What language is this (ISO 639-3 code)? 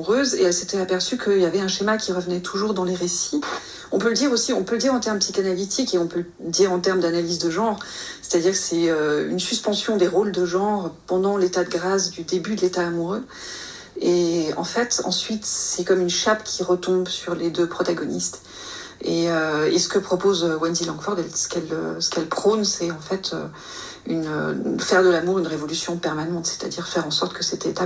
fra